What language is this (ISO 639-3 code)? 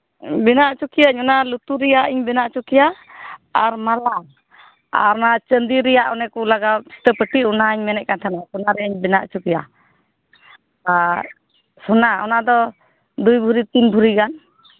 sat